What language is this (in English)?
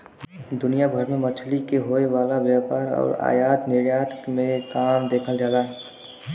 Bhojpuri